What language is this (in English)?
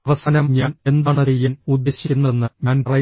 Malayalam